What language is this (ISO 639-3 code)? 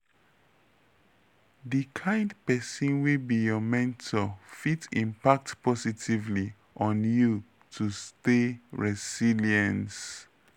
pcm